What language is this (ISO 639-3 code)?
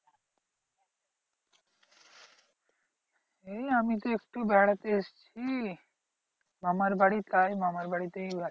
ben